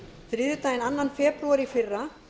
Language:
Icelandic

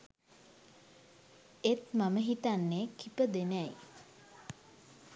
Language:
Sinhala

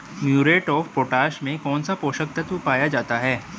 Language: Hindi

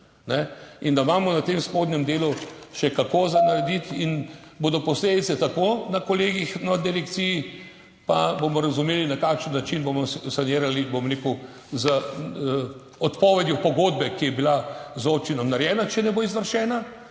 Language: Slovenian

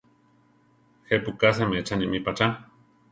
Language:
Central Tarahumara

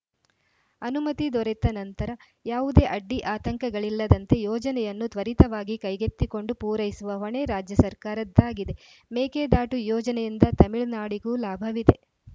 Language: Kannada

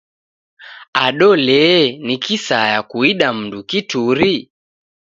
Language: Taita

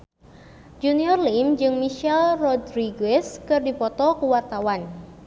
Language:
Sundanese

